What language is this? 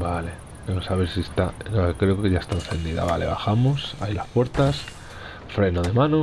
Spanish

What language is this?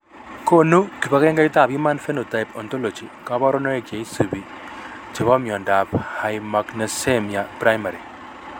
Kalenjin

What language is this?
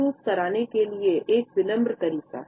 Hindi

